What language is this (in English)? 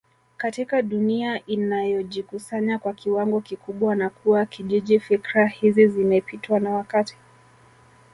Swahili